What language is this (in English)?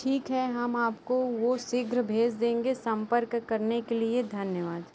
Hindi